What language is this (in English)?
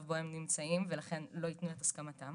Hebrew